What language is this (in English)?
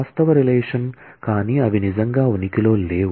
Telugu